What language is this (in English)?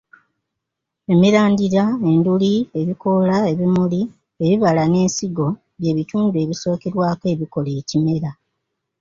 Ganda